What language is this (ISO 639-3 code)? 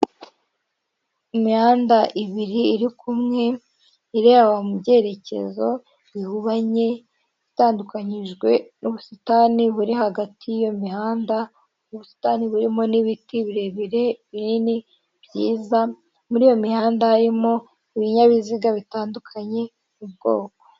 kin